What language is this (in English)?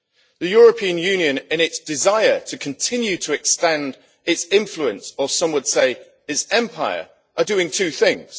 English